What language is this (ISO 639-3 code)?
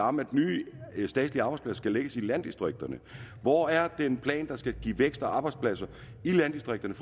dan